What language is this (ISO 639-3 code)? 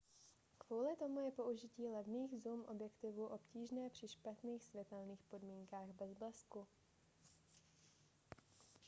ces